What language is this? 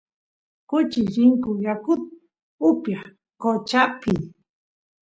Santiago del Estero Quichua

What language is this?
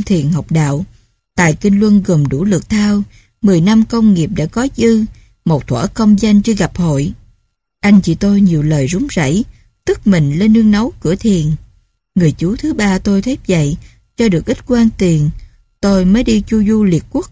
Vietnamese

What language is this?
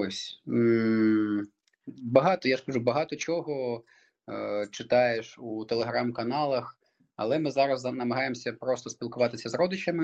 Ukrainian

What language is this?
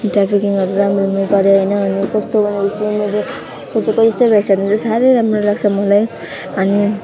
Nepali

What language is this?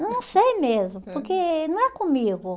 Portuguese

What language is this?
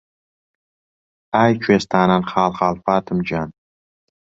Central Kurdish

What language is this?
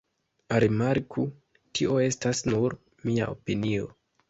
Esperanto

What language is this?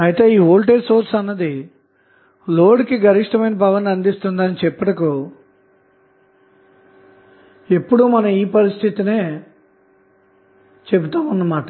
Telugu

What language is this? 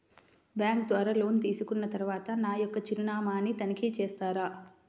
Telugu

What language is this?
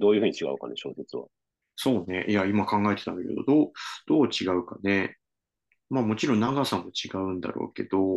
Japanese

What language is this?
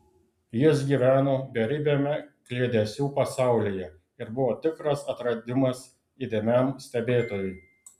Lithuanian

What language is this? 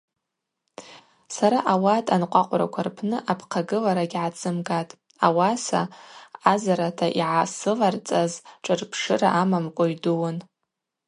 Abaza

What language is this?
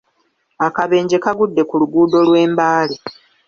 Ganda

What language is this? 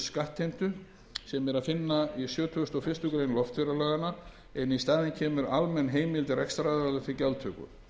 Icelandic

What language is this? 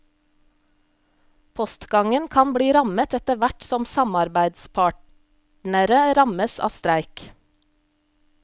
Norwegian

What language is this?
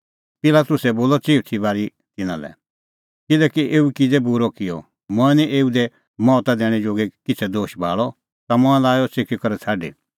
Kullu Pahari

